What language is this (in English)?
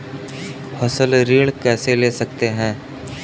Hindi